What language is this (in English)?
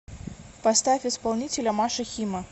Russian